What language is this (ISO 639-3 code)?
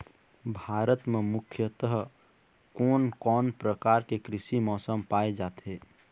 hne